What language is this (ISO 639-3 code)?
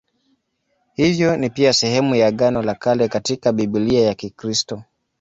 swa